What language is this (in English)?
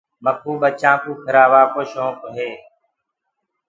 Gurgula